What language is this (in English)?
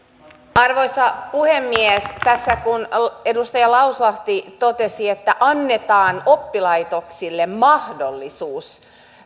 Finnish